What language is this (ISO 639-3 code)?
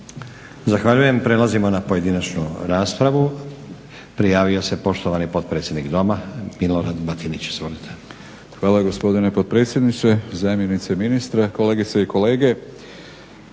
hrv